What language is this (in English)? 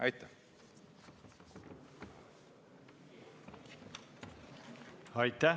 Estonian